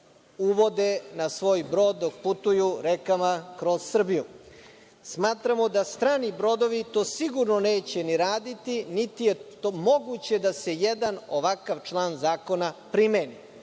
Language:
Serbian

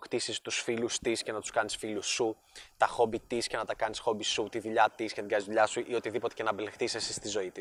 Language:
Greek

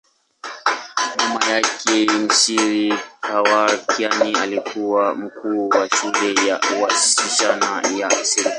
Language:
Swahili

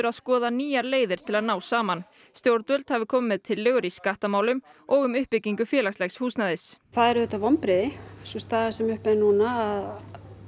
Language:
Icelandic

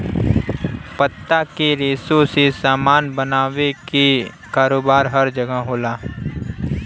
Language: Bhojpuri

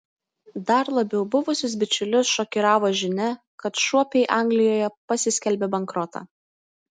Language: Lithuanian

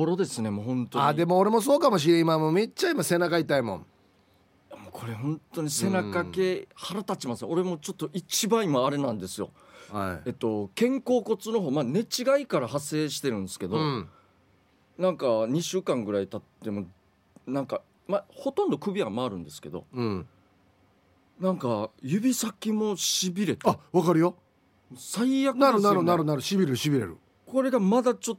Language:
Japanese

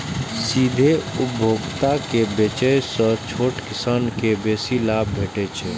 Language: Maithili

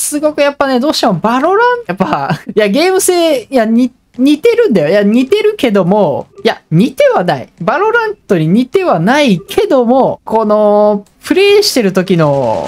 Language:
Japanese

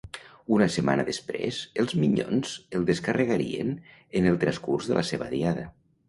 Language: Catalan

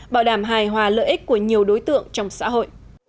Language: Vietnamese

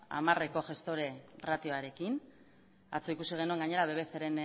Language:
Basque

